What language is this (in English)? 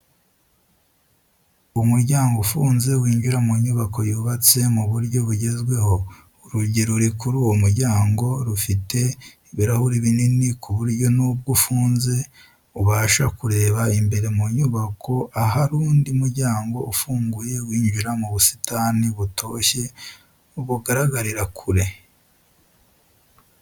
Kinyarwanda